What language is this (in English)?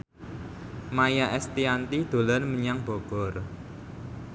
Javanese